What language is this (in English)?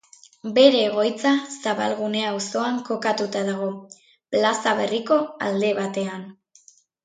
Basque